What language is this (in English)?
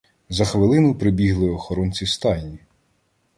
Ukrainian